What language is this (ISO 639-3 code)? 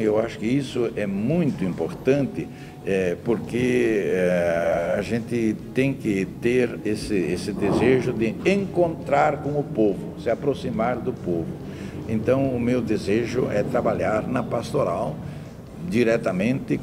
por